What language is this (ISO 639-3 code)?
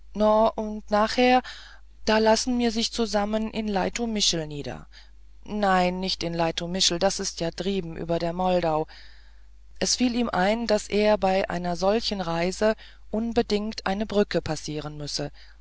deu